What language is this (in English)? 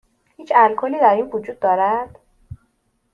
Persian